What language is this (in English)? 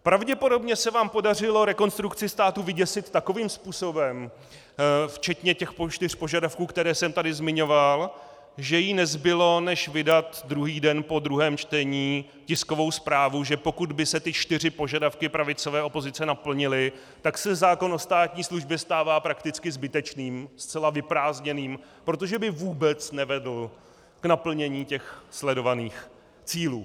Czech